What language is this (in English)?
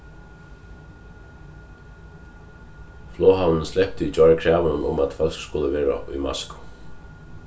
Faroese